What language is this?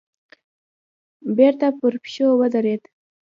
Pashto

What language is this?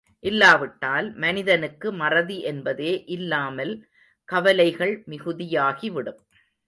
Tamil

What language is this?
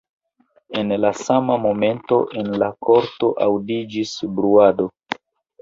Esperanto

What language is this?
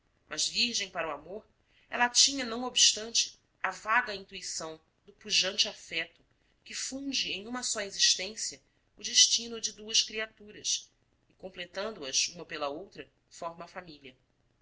Portuguese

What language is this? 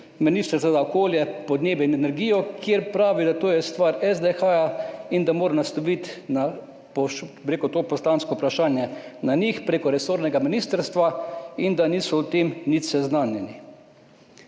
Slovenian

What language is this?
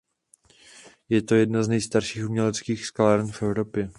Czech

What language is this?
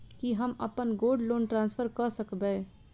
Maithili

